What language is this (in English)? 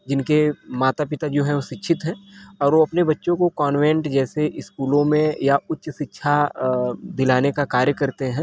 Hindi